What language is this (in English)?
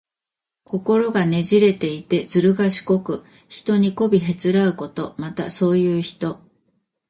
Japanese